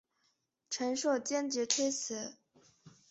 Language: Chinese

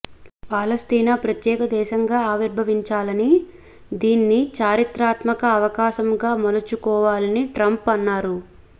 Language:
Telugu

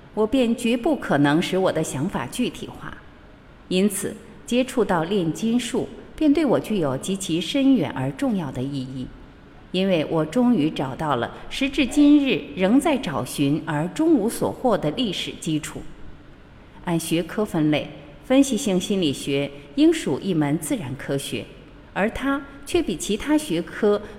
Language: Chinese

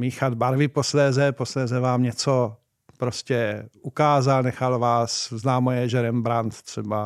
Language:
Czech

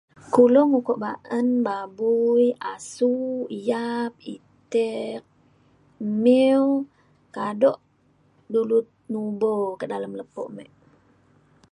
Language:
Mainstream Kenyah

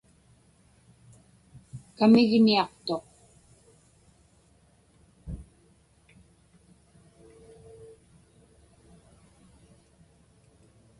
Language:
Inupiaq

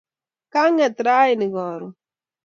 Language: Kalenjin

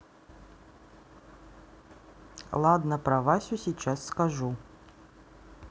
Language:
Russian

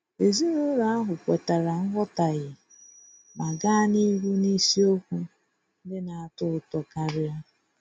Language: Igbo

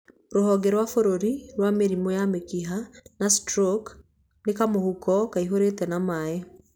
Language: Kikuyu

